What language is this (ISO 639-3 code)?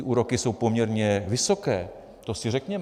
ces